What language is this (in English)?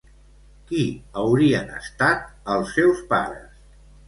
Catalan